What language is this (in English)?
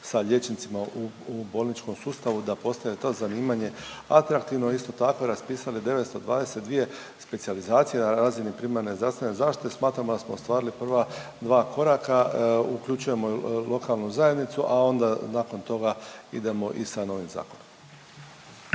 Croatian